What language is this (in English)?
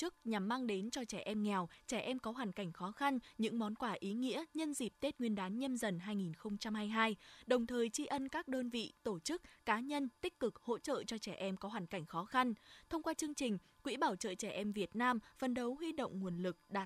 Vietnamese